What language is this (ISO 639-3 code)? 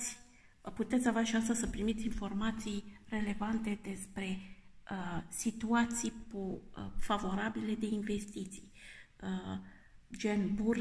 ron